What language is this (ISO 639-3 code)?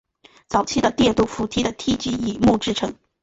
zho